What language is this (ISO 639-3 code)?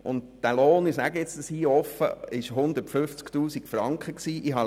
gsw